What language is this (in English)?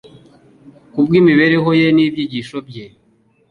Kinyarwanda